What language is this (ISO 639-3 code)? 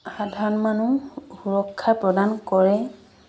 asm